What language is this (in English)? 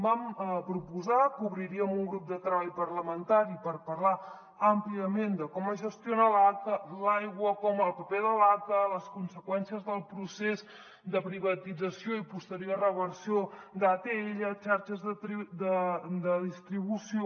Catalan